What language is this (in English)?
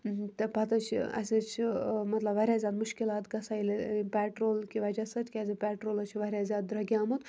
Kashmiri